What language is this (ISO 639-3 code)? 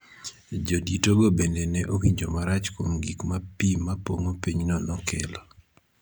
luo